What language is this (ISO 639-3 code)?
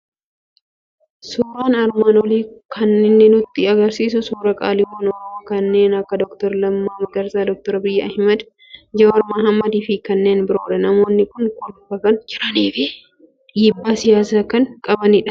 orm